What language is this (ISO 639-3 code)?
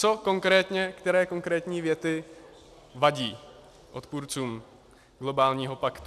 ces